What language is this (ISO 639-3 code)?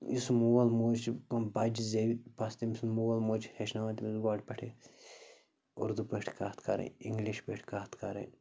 kas